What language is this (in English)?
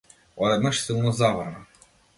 Macedonian